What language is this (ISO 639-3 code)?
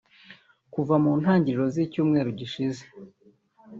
kin